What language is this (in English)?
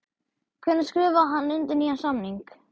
Icelandic